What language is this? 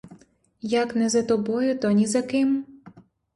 Ukrainian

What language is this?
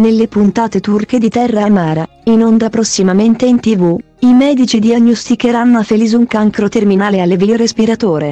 Italian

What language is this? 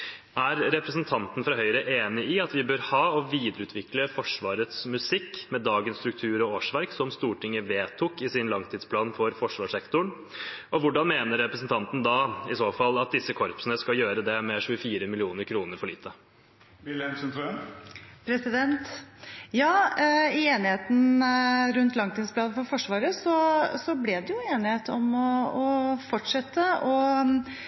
Norwegian Bokmål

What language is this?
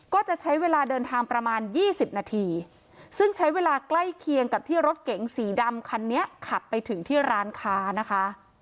Thai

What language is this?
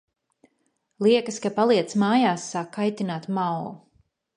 Latvian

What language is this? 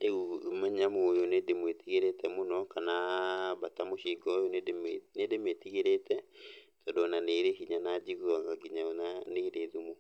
Kikuyu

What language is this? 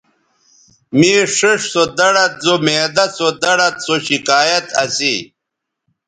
Bateri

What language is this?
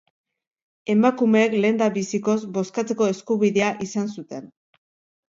Basque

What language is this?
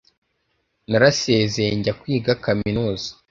Kinyarwanda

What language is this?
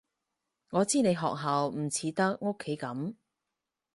Cantonese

